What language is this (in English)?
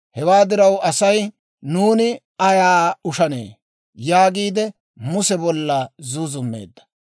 Dawro